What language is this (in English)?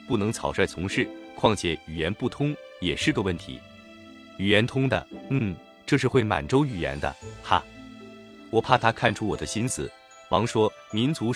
Chinese